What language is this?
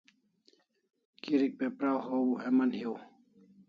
Kalasha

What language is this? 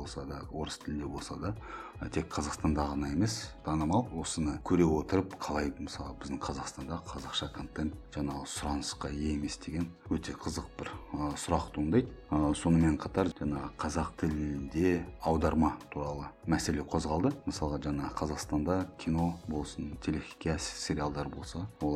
Russian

